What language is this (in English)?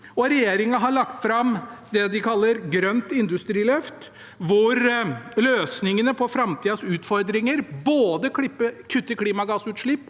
Norwegian